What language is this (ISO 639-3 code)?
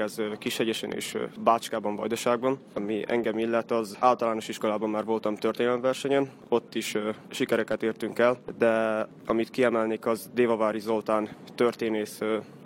hun